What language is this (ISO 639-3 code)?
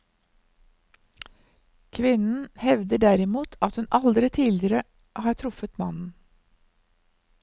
nor